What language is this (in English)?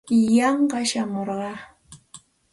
Santa Ana de Tusi Pasco Quechua